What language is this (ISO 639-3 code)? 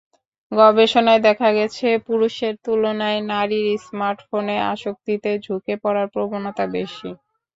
ben